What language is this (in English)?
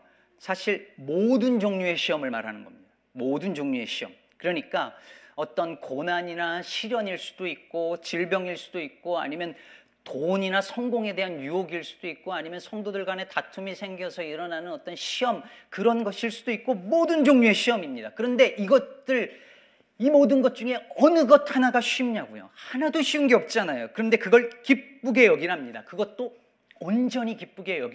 Korean